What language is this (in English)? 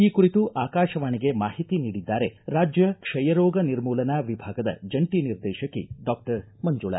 Kannada